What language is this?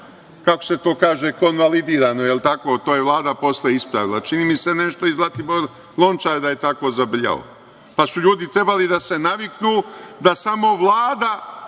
Serbian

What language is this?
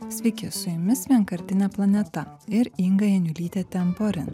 Lithuanian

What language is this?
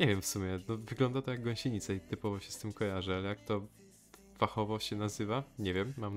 Polish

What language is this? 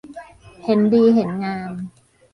Thai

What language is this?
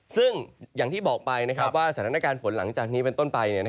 Thai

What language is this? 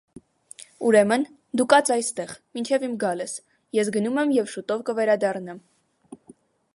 Armenian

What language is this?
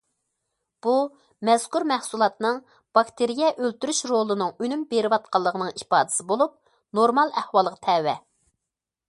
Uyghur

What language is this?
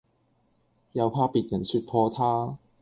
Cantonese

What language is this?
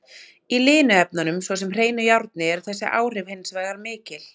Icelandic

